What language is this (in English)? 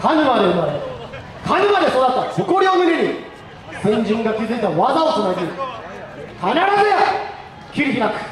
Japanese